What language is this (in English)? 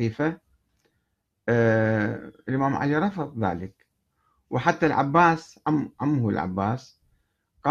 Arabic